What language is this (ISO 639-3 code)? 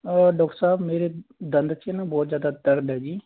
pan